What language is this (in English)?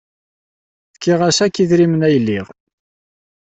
Kabyle